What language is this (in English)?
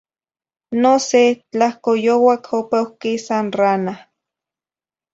Zacatlán-Ahuacatlán-Tepetzintla Nahuatl